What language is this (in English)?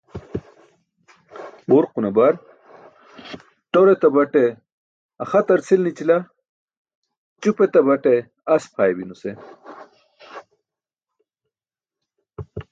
Burushaski